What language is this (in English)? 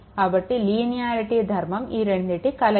Telugu